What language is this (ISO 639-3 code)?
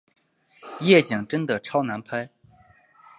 zho